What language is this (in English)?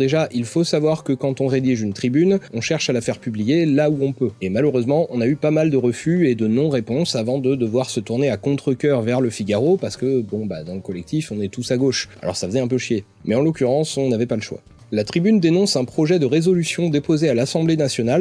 French